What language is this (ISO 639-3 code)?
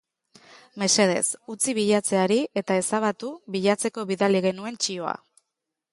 eus